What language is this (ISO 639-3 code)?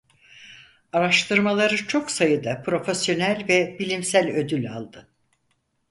tur